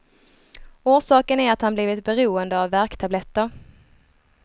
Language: Swedish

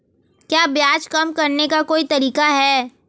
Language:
Hindi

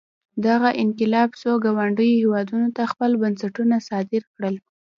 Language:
Pashto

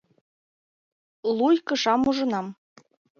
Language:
Mari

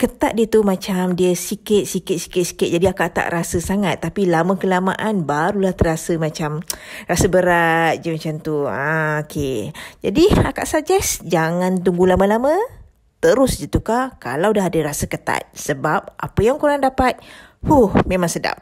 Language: Malay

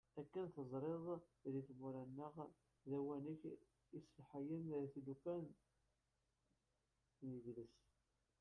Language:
Kabyle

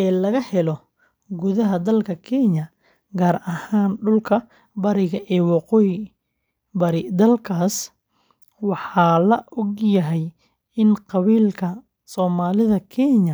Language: Somali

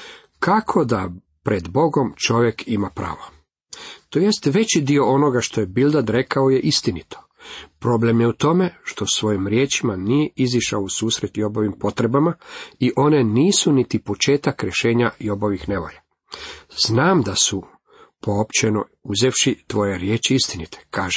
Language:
Croatian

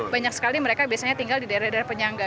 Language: Indonesian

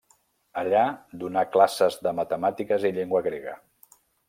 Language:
Catalan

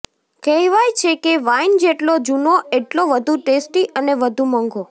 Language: Gujarati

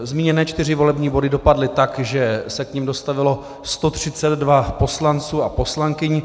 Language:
Czech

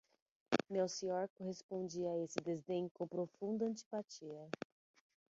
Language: Portuguese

